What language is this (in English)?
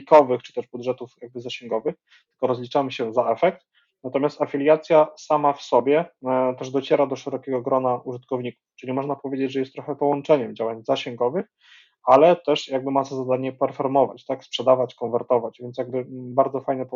Polish